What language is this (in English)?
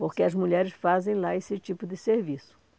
Portuguese